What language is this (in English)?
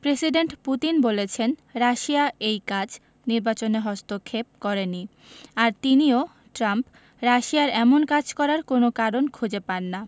Bangla